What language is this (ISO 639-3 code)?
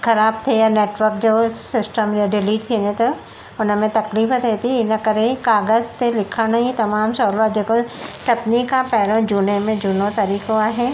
snd